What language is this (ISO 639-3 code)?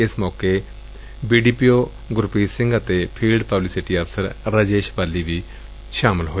pan